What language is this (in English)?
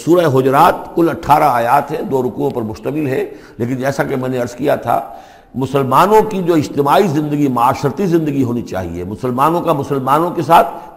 Urdu